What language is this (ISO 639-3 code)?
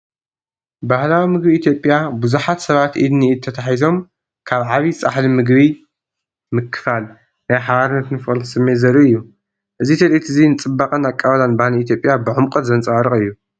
tir